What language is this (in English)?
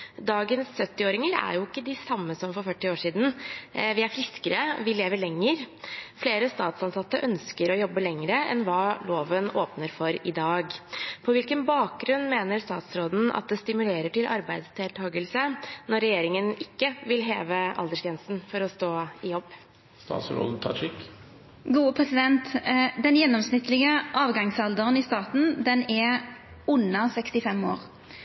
Norwegian